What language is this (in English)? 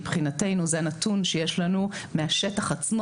Hebrew